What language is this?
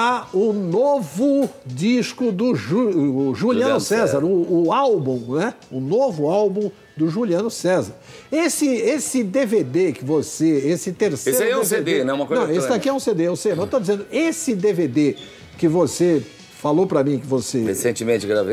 Portuguese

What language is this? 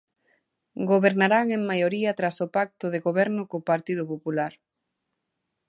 Galician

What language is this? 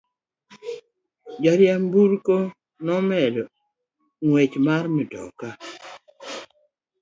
Luo (Kenya and Tanzania)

